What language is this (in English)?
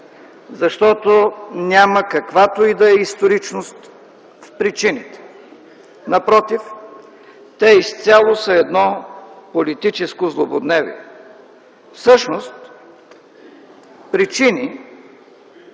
Bulgarian